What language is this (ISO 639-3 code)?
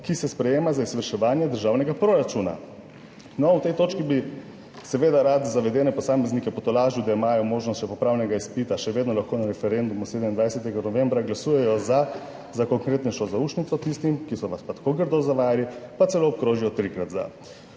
slv